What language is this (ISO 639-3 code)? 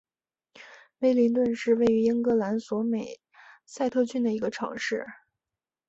zho